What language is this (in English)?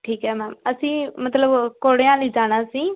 Punjabi